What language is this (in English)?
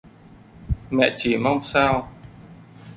Vietnamese